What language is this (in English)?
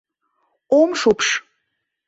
Mari